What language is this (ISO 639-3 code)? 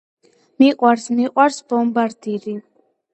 kat